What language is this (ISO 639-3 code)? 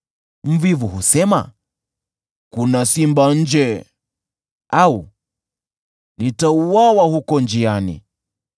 swa